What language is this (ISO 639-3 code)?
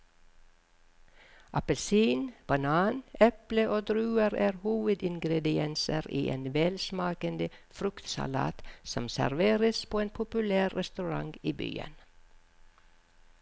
nor